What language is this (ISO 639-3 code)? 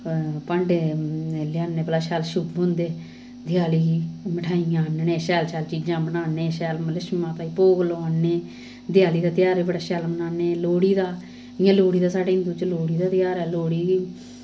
doi